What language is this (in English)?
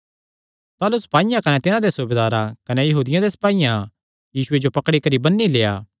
Kangri